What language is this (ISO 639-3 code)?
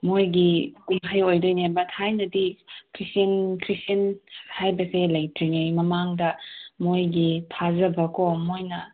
mni